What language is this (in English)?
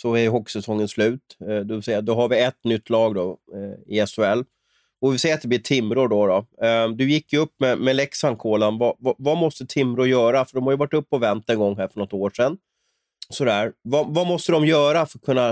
Swedish